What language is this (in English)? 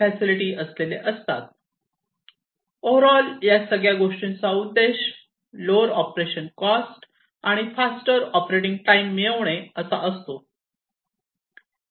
Marathi